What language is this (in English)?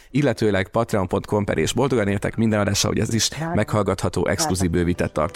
Hungarian